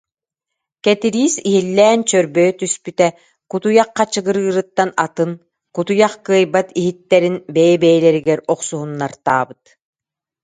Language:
Yakut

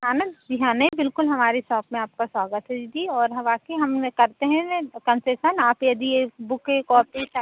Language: Hindi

